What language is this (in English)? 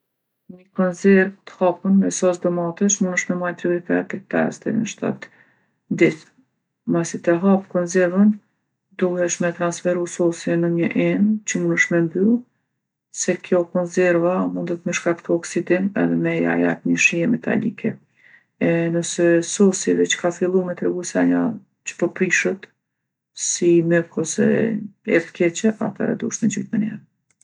Gheg Albanian